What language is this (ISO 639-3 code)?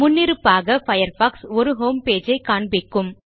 tam